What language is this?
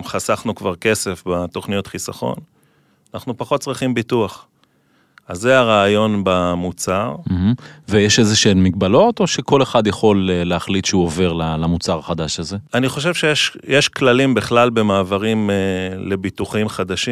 Hebrew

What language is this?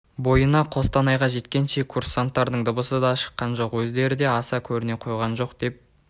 Kazakh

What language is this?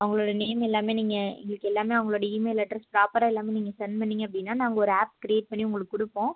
Tamil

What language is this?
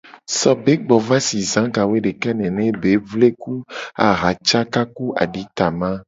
Gen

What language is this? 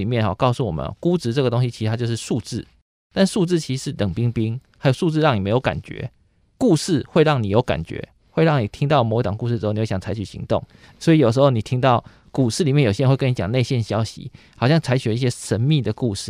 Chinese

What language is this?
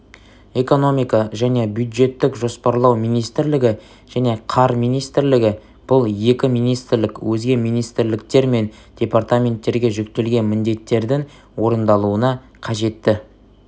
Kazakh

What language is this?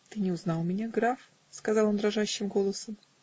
Russian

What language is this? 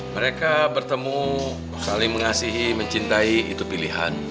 Indonesian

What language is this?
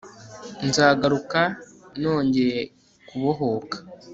Kinyarwanda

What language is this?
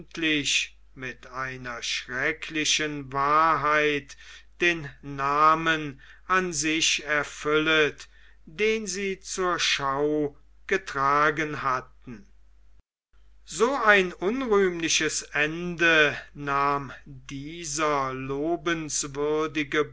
German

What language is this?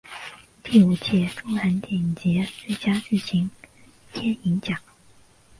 Chinese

